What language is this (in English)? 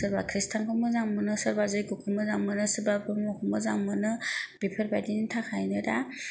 Bodo